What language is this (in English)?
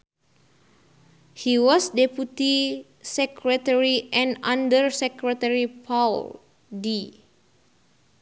Sundanese